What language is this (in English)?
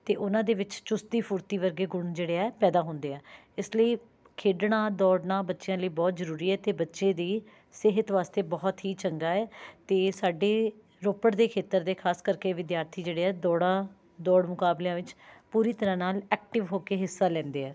Punjabi